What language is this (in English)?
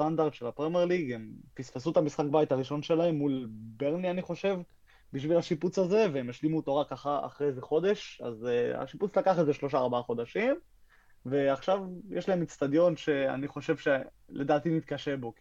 Hebrew